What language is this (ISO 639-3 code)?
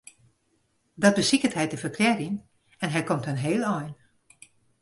fry